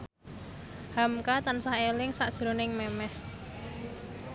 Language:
Javanese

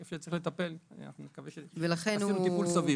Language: Hebrew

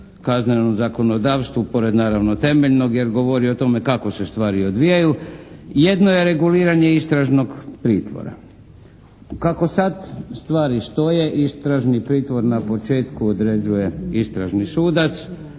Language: Croatian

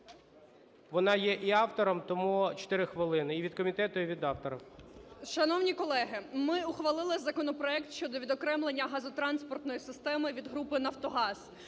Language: Ukrainian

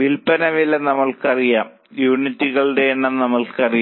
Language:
Malayalam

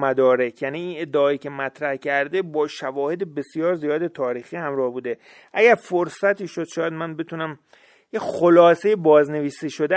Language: Persian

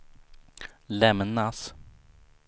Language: Swedish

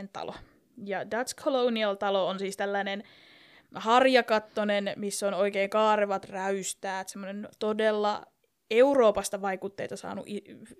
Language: Finnish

